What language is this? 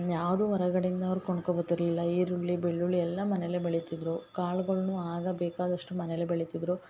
Kannada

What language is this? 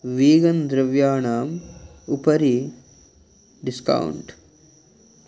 Sanskrit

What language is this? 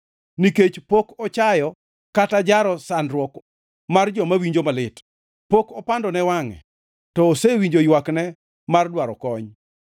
Luo (Kenya and Tanzania)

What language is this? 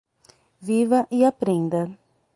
Portuguese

